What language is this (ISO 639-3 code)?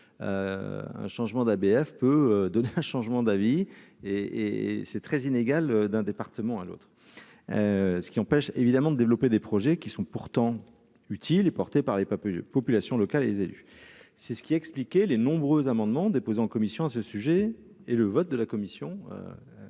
fra